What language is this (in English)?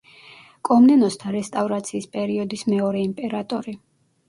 Georgian